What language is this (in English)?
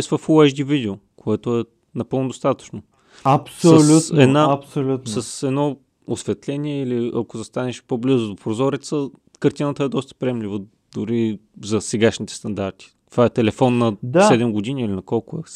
Bulgarian